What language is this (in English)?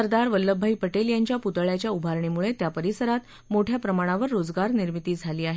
Marathi